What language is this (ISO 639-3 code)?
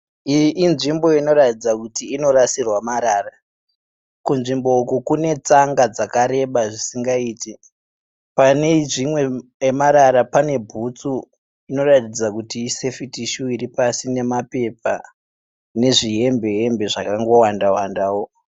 sna